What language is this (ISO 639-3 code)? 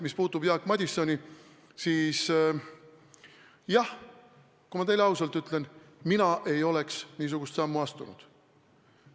est